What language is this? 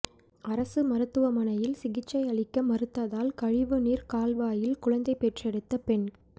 Tamil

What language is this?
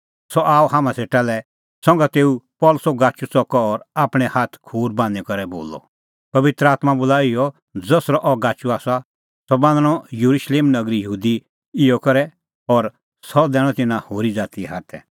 Kullu Pahari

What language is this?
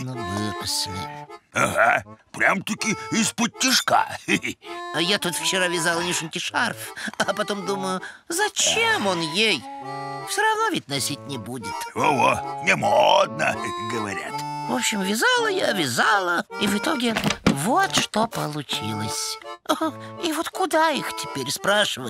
Russian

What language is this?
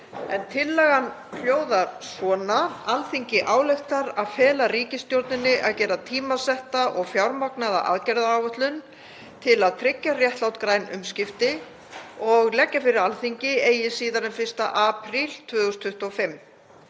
Icelandic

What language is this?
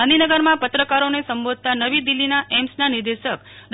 Gujarati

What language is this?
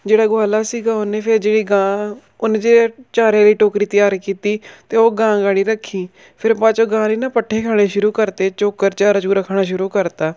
Punjabi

